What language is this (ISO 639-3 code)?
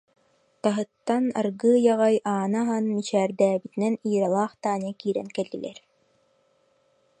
sah